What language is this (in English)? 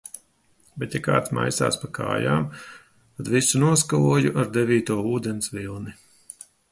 Latvian